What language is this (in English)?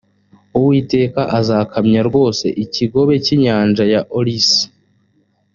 Kinyarwanda